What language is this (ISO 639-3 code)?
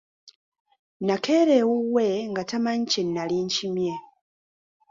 lug